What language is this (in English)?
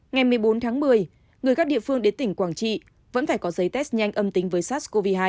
Vietnamese